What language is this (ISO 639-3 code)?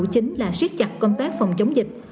vie